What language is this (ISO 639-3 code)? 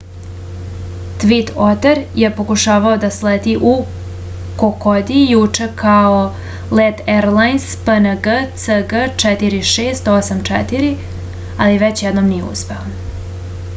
srp